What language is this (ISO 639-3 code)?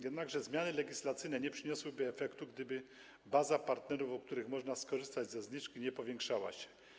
pol